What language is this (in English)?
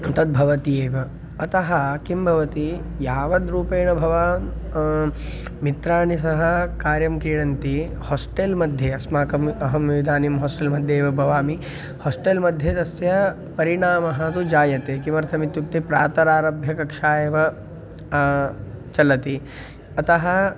Sanskrit